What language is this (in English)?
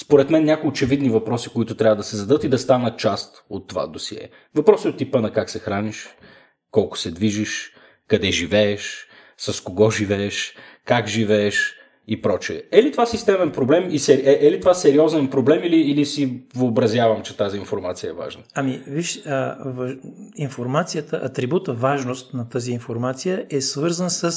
Bulgarian